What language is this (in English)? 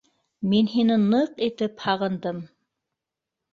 Bashkir